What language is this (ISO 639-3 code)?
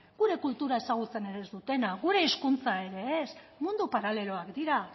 eus